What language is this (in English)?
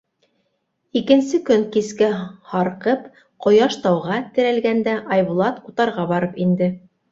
Bashkir